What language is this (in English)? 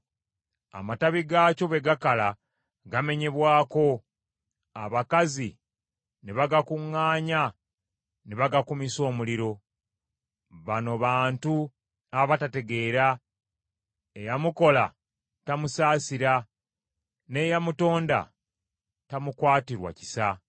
Ganda